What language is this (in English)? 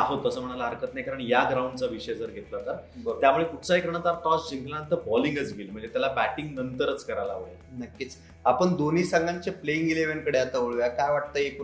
Marathi